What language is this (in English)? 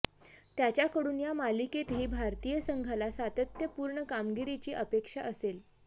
Marathi